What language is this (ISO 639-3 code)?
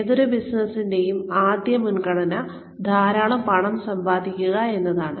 mal